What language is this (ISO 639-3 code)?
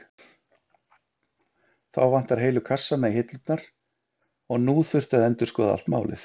isl